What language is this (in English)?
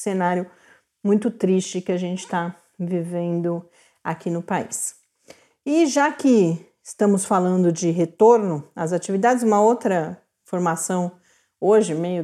Portuguese